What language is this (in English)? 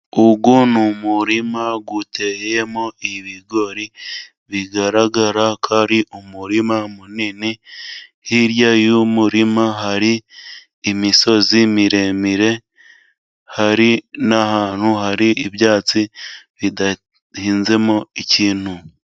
Kinyarwanda